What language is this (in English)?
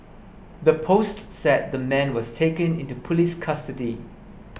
English